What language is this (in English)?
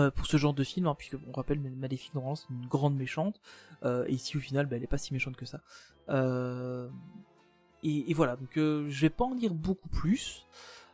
French